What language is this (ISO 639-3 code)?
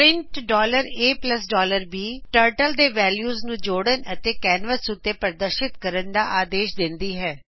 pan